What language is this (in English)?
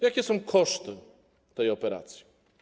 Polish